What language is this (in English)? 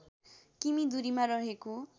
Nepali